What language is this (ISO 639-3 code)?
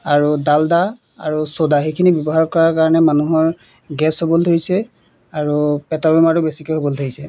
asm